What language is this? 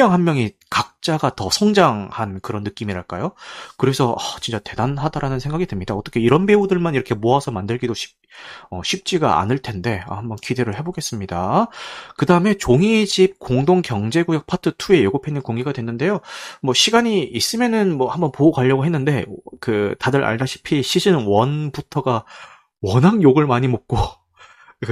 Korean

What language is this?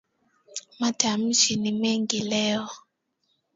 Swahili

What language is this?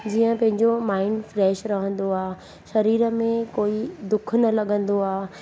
Sindhi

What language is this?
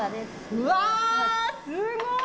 Japanese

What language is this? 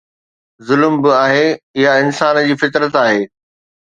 Sindhi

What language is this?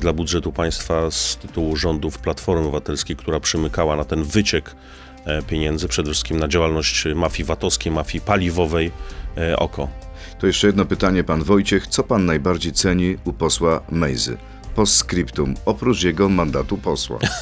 Polish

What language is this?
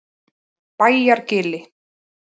Icelandic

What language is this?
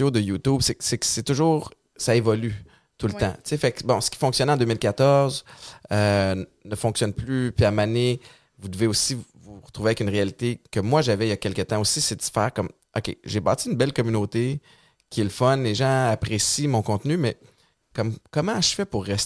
French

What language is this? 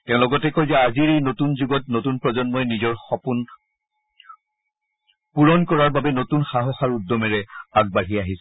Assamese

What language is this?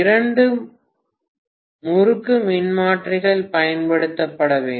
Tamil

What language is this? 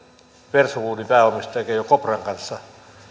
Finnish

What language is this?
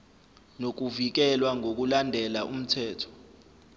Zulu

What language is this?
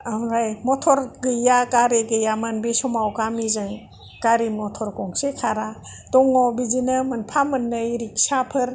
Bodo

